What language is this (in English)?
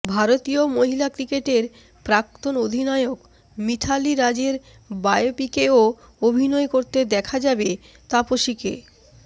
Bangla